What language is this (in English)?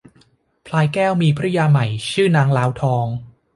Thai